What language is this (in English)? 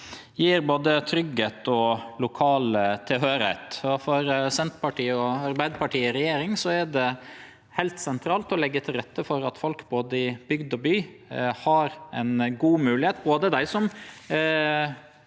Norwegian